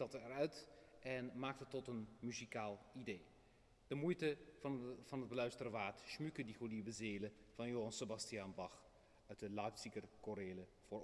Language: Dutch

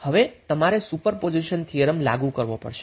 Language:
Gujarati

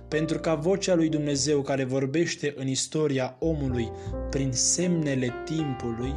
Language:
Romanian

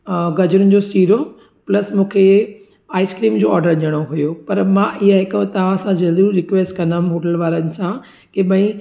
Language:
Sindhi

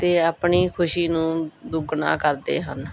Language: Punjabi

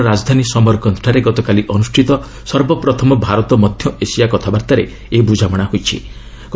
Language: Odia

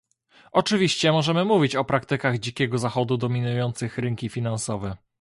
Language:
Polish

